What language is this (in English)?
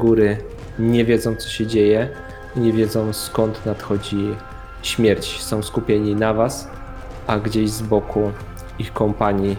Polish